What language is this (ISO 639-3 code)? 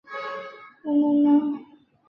zho